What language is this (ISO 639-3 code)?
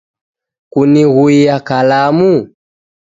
dav